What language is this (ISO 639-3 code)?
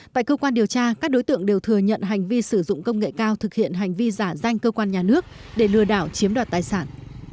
vie